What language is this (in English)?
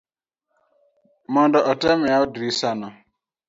Luo (Kenya and Tanzania)